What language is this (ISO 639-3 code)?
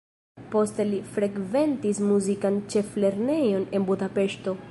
epo